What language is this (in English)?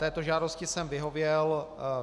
Czech